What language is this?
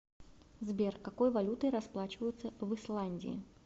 Russian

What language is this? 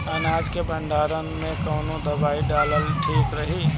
Bhojpuri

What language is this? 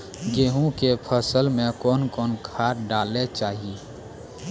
Maithili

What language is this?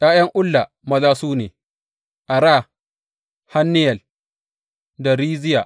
Hausa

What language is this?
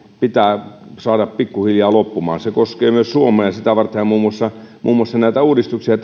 Finnish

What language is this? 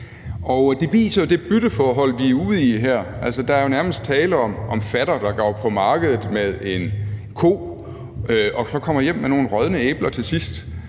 Danish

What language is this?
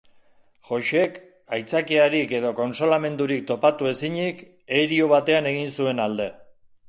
Basque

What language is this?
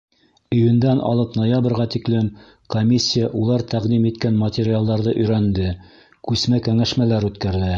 Bashkir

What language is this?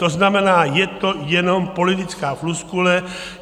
Czech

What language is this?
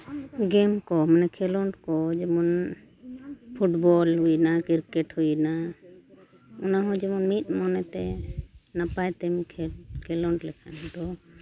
Santali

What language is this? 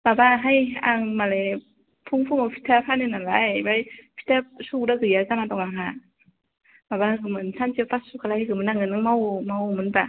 Bodo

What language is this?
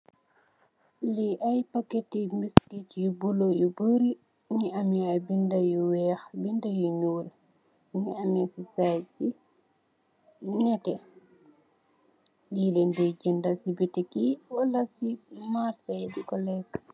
Wolof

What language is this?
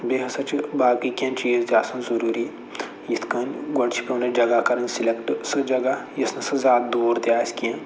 Kashmiri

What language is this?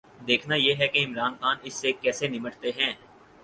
Urdu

